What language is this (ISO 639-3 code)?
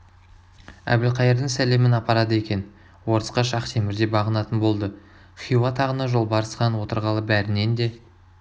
kaz